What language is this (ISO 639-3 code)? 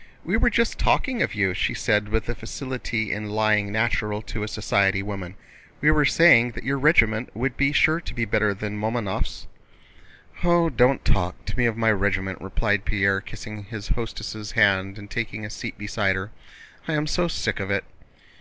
eng